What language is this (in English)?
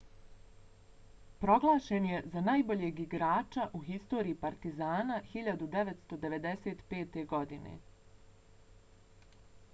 Bosnian